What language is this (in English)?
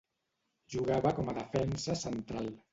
Catalan